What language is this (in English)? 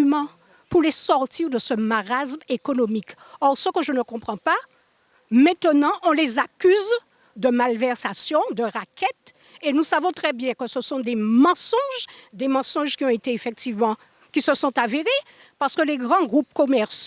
French